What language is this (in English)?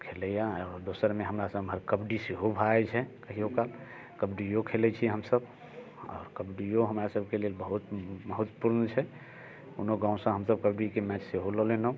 Maithili